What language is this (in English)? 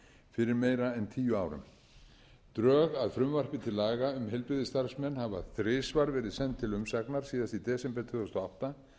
Icelandic